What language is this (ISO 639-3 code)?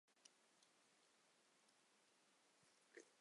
zho